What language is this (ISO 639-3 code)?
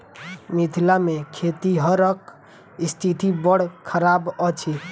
mai